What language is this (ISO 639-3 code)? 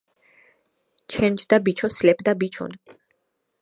kat